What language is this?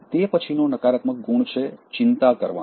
Gujarati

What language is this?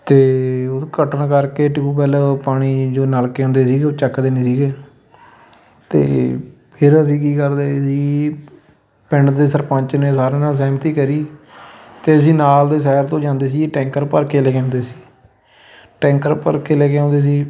Punjabi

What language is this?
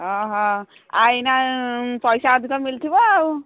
Odia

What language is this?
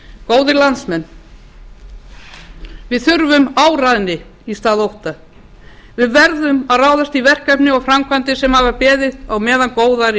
Icelandic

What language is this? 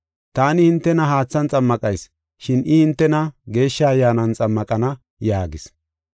Gofa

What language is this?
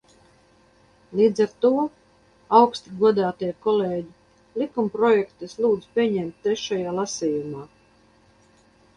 Latvian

